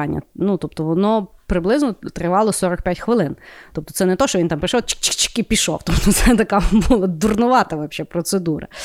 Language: Ukrainian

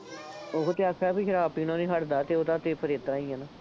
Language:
Punjabi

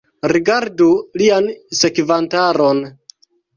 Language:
Esperanto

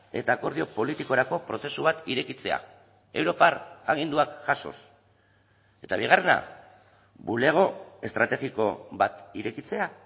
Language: Basque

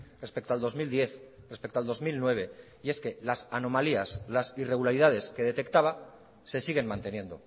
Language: Spanish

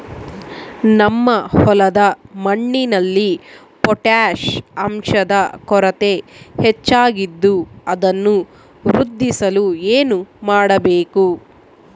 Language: Kannada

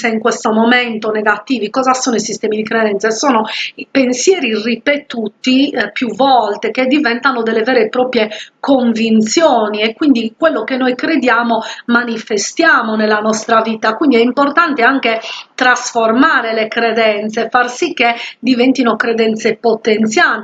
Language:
Italian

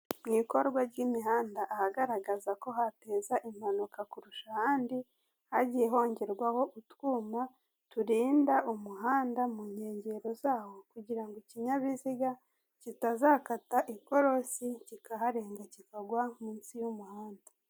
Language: Kinyarwanda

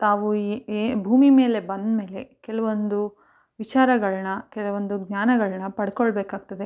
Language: Kannada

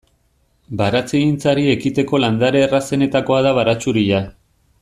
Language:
Basque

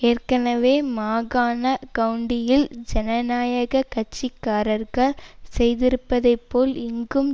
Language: Tamil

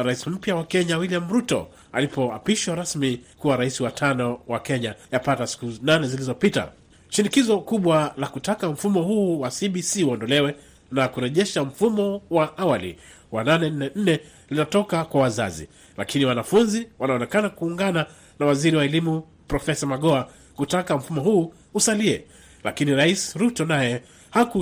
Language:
Swahili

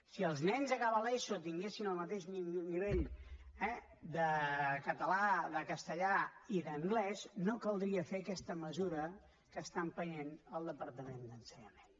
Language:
Catalan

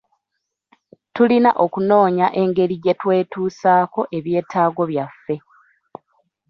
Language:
Ganda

